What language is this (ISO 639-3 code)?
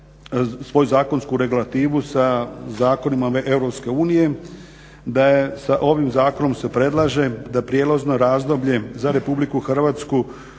hrv